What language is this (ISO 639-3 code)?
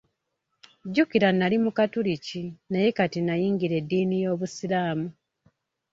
lug